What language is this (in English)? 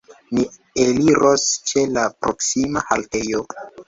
Esperanto